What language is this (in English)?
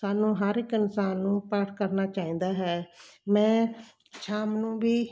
Punjabi